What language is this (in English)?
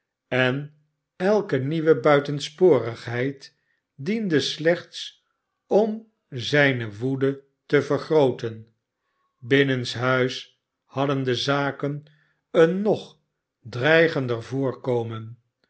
Dutch